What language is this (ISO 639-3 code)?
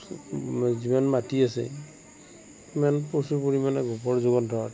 asm